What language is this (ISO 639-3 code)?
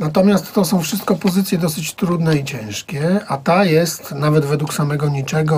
pol